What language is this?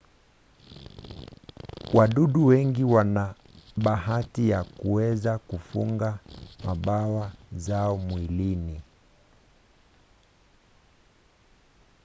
Swahili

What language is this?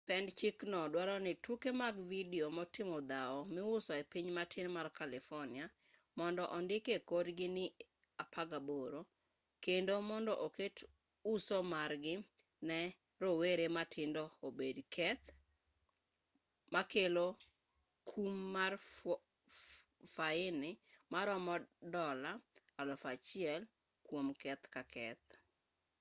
Luo (Kenya and Tanzania)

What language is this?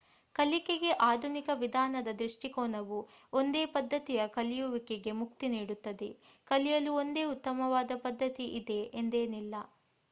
Kannada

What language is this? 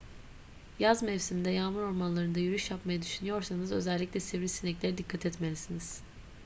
Turkish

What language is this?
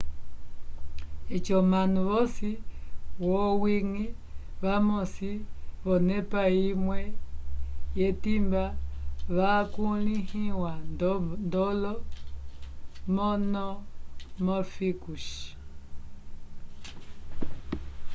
Umbundu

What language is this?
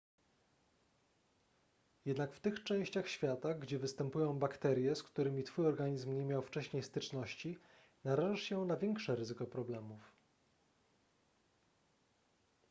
Polish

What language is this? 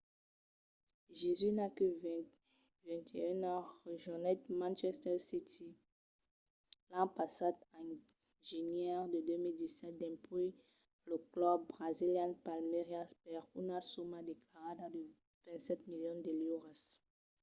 Occitan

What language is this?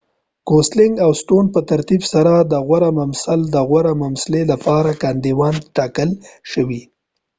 Pashto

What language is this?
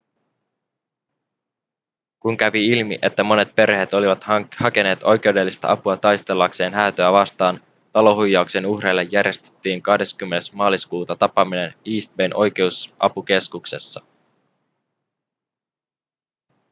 Finnish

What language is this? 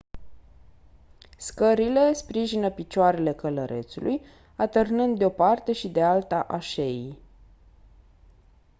Romanian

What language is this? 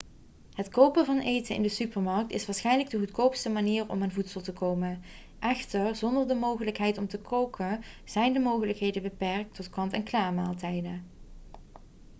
Dutch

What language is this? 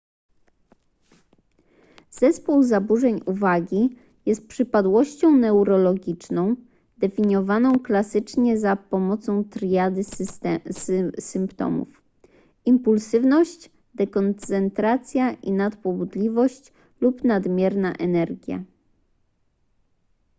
Polish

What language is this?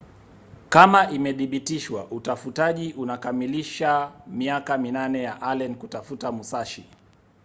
Swahili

